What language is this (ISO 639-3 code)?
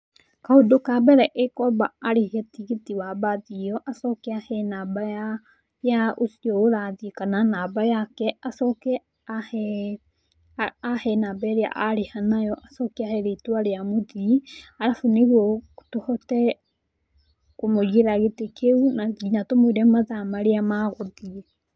kik